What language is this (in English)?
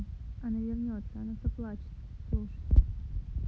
Russian